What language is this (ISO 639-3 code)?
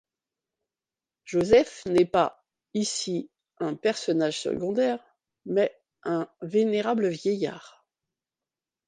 fra